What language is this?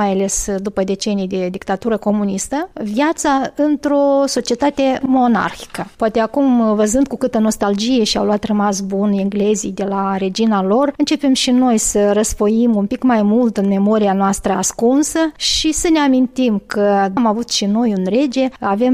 Romanian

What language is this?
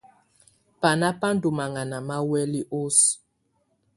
Tunen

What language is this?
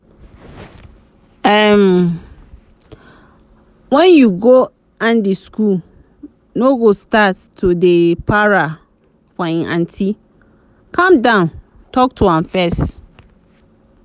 Nigerian Pidgin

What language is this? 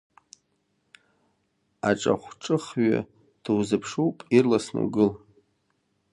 Abkhazian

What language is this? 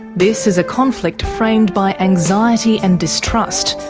English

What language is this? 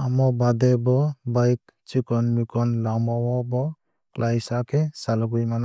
Kok Borok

